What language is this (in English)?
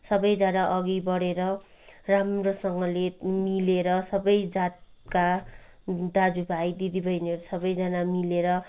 Nepali